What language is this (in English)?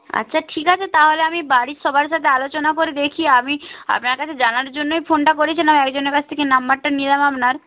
Bangla